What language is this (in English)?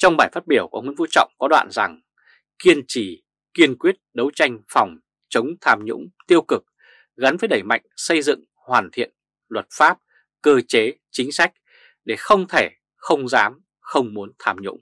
Vietnamese